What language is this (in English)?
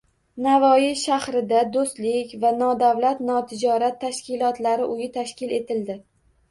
Uzbek